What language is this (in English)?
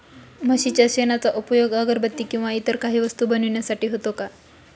Marathi